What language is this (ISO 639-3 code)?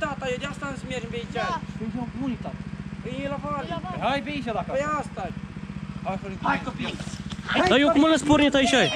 ron